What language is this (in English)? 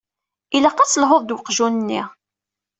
Kabyle